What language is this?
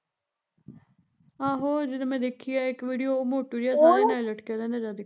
Punjabi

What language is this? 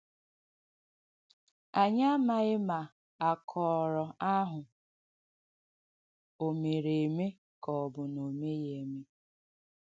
Igbo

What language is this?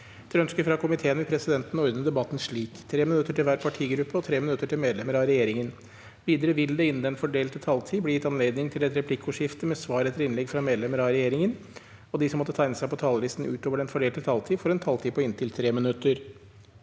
Norwegian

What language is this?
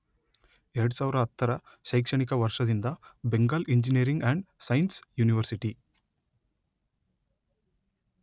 Kannada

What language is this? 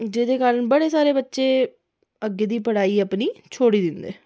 Dogri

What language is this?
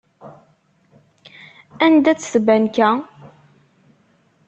Kabyle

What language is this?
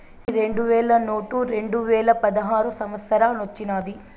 Telugu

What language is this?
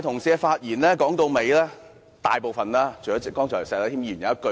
Cantonese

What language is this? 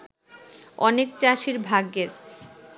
Bangla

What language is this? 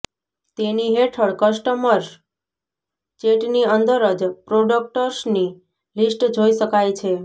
Gujarati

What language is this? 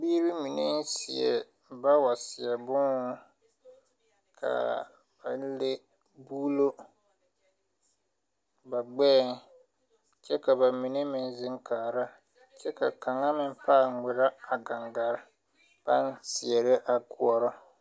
Southern Dagaare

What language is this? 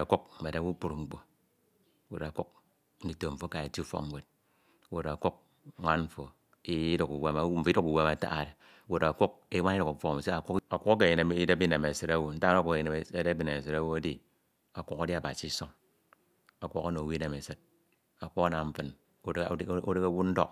Ito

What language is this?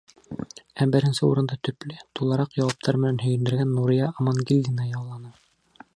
Bashkir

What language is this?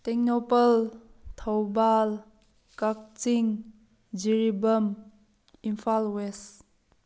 Manipuri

